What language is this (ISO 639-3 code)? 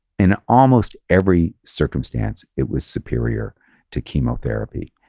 eng